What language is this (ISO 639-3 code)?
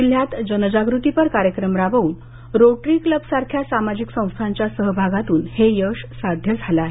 mar